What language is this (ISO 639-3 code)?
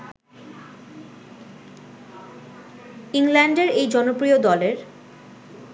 ben